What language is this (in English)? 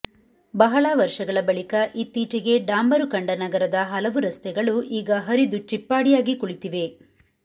Kannada